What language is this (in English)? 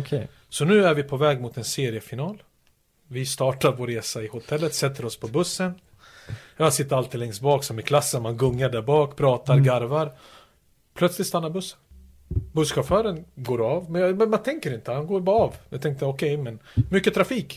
Swedish